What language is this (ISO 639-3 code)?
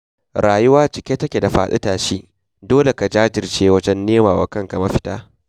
hau